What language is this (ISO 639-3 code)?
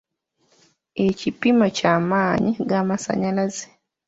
lug